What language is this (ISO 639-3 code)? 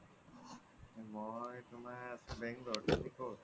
asm